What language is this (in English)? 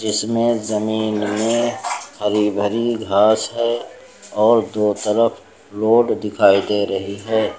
Hindi